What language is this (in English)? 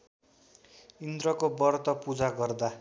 Nepali